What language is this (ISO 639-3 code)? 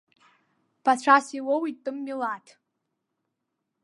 abk